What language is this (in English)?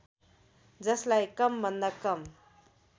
Nepali